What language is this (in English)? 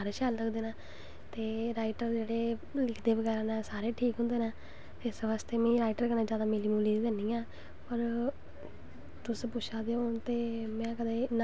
Dogri